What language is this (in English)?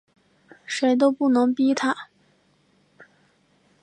Chinese